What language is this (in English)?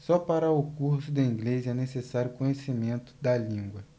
Portuguese